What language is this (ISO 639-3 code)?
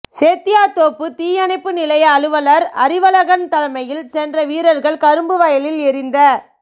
tam